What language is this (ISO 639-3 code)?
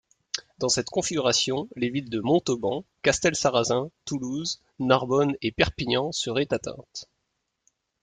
fra